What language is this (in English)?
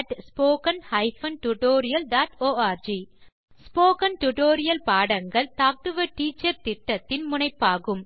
Tamil